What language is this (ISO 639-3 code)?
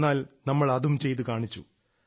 mal